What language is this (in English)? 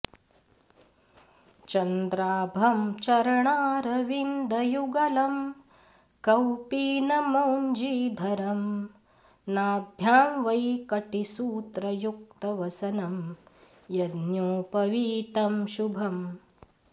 Sanskrit